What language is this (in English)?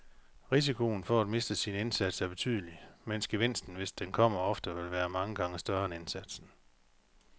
Danish